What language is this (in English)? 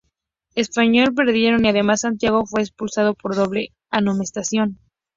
Spanish